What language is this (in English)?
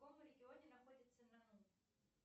Russian